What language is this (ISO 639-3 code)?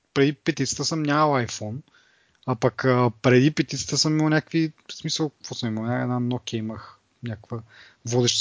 bul